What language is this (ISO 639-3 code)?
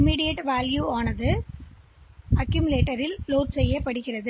tam